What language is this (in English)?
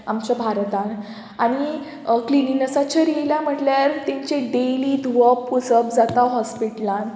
Konkani